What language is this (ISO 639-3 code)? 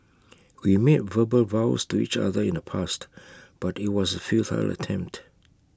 eng